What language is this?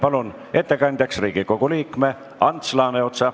Estonian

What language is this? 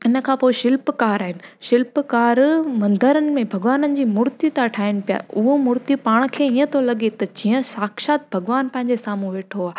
Sindhi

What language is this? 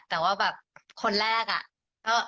Thai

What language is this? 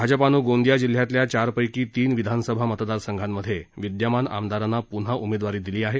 Marathi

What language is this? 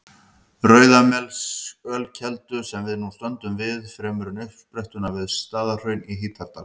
Icelandic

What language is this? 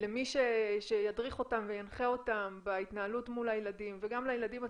Hebrew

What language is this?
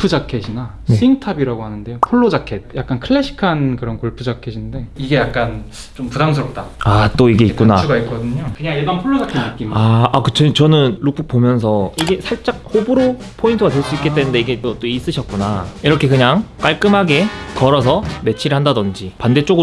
Korean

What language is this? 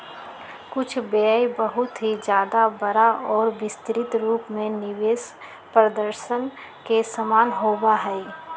Magahi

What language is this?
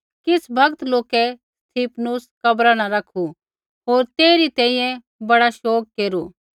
Kullu Pahari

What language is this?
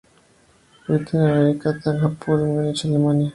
Spanish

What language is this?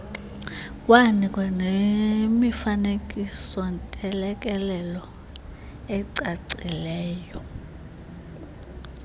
Xhosa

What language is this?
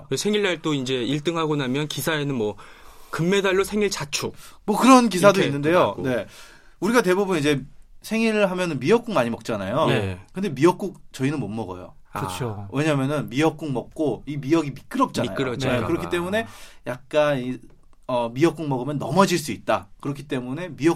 Korean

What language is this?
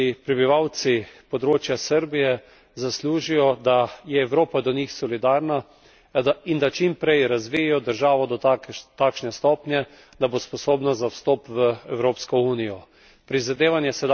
Slovenian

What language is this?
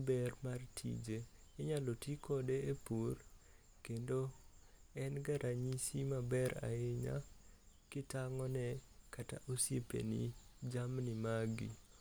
Luo (Kenya and Tanzania)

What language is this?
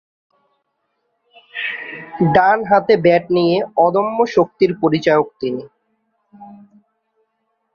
Bangla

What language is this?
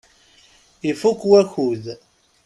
Kabyle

